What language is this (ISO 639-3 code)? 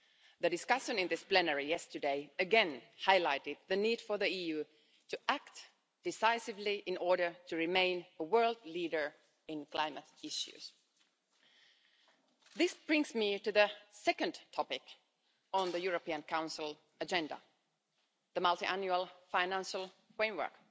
eng